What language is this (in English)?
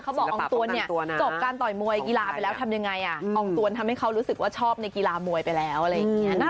Thai